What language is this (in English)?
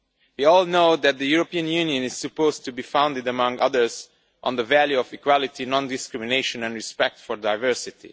English